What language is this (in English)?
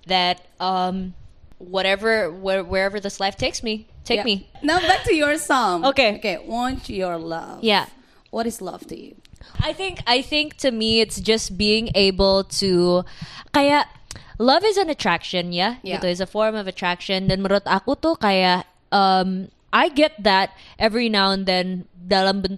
Indonesian